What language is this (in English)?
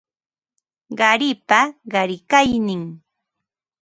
Ambo-Pasco Quechua